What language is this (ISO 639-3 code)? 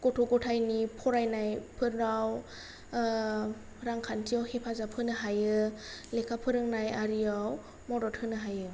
brx